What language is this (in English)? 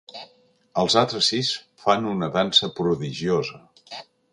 Catalan